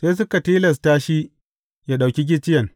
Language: Hausa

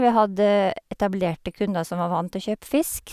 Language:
Norwegian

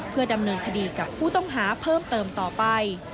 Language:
Thai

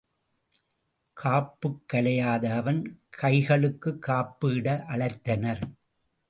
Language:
Tamil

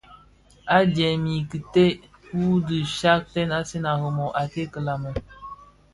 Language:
Bafia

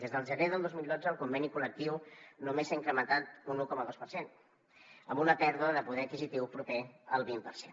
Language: Catalan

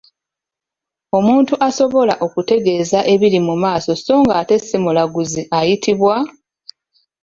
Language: Ganda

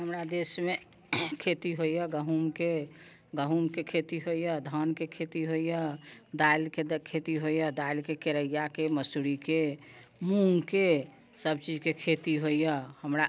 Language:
Maithili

